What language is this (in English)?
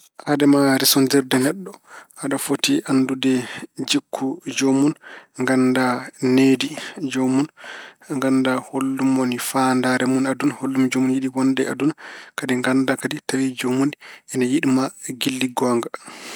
Fula